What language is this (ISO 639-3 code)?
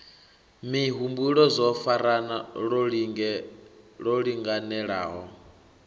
ven